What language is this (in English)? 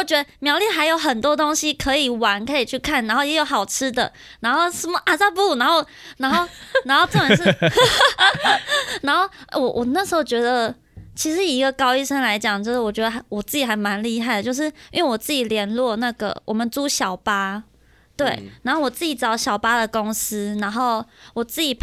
Chinese